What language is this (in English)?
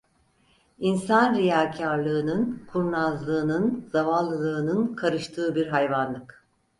Turkish